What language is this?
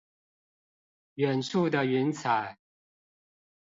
Chinese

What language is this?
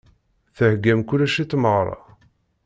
Kabyle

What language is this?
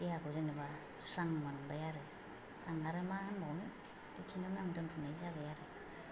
Bodo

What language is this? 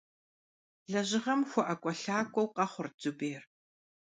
Kabardian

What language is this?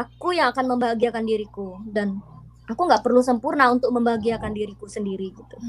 Indonesian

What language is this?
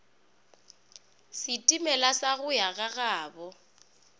Northern Sotho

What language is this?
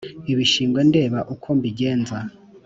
Kinyarwanda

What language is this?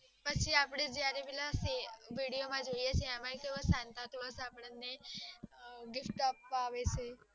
Gujarati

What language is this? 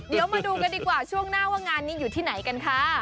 Thai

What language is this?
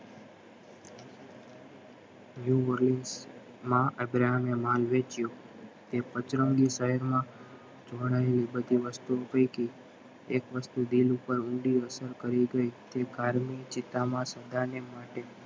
Gujarati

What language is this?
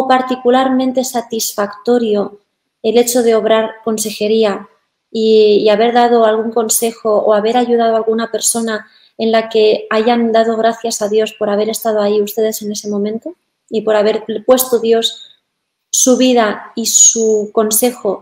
Spanish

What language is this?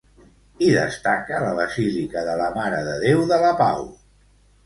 Catalan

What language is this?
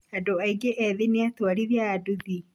Kikuyu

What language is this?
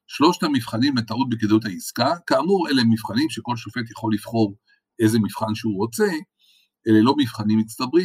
Hebrew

